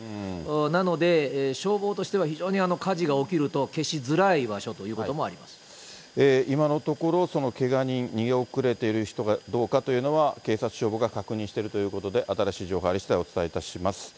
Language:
Japanese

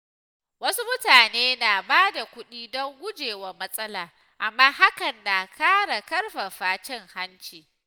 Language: Hausa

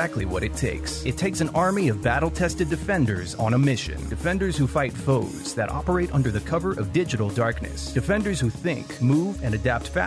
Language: Italian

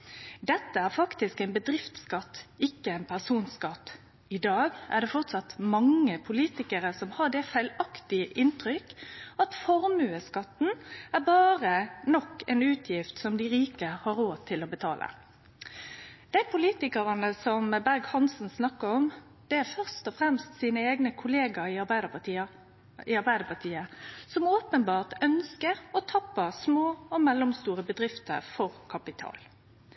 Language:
Norwegian Nynorsk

